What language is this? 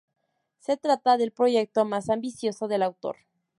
Spanish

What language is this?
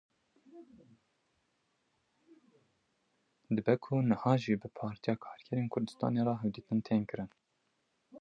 Kurdish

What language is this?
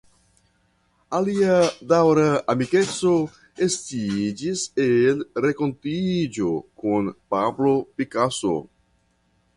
Esperanto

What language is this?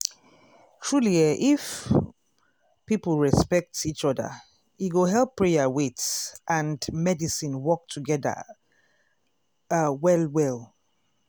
Nigerian Pidgin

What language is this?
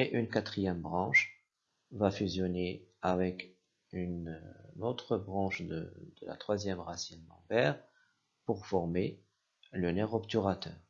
French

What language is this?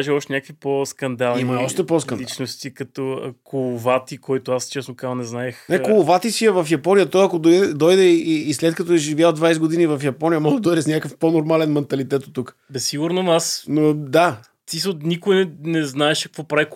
Bulgarian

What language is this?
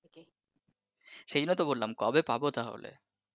Bangla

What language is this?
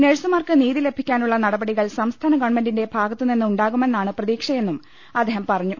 Malayalam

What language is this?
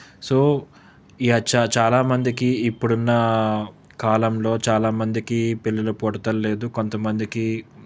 Telugu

